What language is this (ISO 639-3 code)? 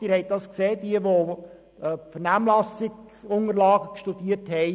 gsw